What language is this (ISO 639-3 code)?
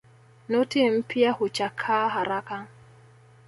swa